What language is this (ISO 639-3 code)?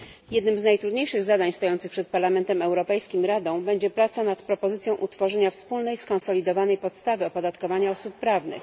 pol